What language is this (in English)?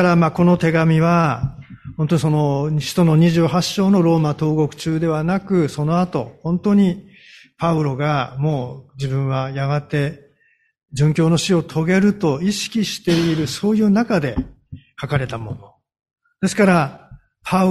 Japanese